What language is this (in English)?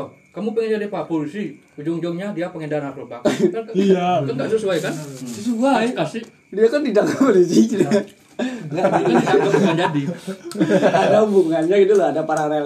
Indonesian